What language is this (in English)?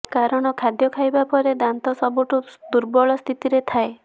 Odia